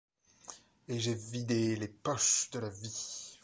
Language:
French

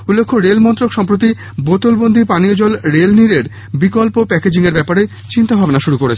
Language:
Bangla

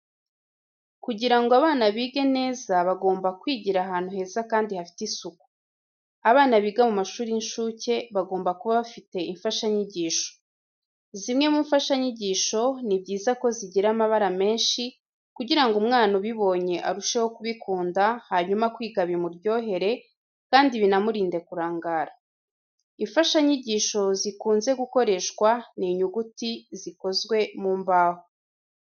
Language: Kinyarwanda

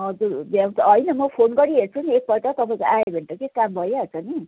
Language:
Nepali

